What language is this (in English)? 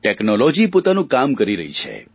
Gujarati